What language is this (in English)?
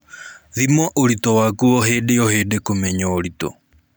Kikuyu